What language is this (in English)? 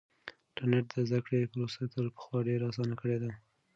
Pashto